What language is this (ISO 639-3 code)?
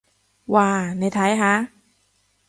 yue